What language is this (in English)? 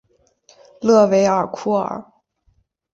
Chinese